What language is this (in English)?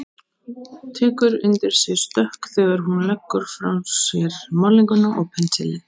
Icelandic